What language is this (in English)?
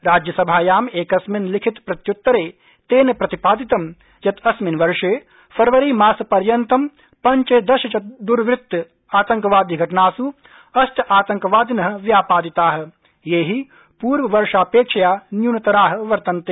Sanskrit